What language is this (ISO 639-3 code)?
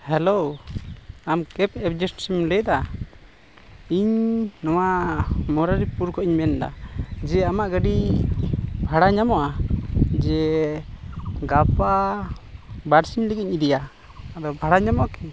sat